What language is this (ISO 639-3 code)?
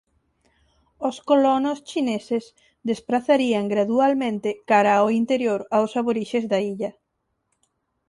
glg